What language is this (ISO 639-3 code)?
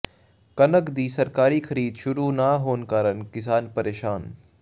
pan